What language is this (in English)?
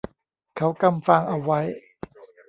Thai